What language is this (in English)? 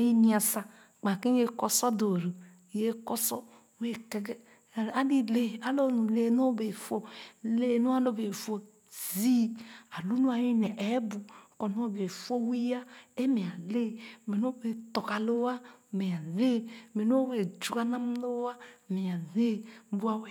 Khana